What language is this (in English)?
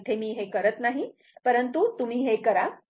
Marathi